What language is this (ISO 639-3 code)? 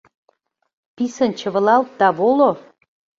chm